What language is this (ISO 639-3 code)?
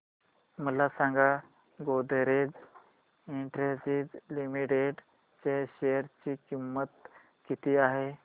mar